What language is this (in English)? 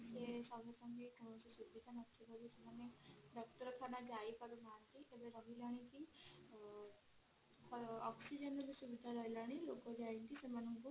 Odia